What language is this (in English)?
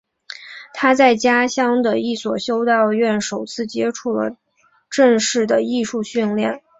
Chinese